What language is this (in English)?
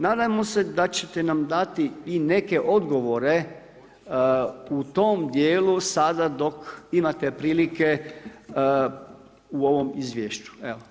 Croatian